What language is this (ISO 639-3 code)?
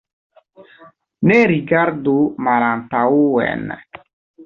epo